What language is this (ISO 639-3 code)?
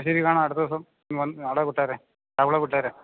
mal